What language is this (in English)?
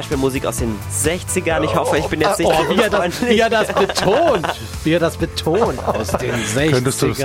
German